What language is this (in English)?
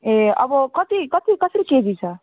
Nepali